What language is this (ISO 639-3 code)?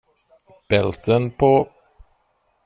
swe